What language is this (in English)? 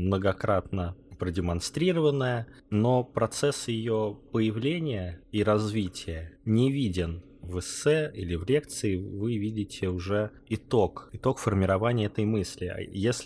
Russian